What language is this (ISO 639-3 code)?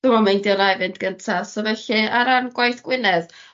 cym